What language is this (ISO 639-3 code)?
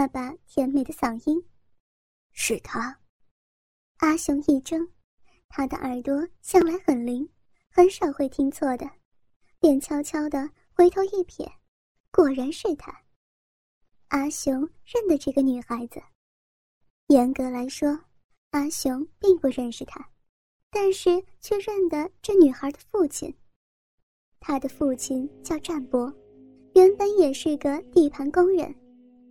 zho